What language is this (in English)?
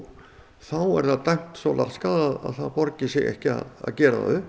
Icelandic